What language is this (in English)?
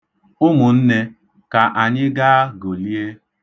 Igbo